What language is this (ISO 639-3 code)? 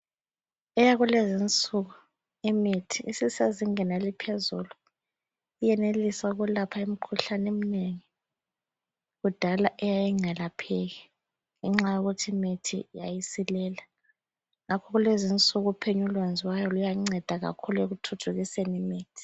nde